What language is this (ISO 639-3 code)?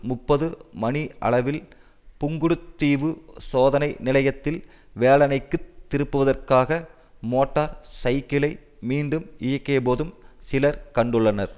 tam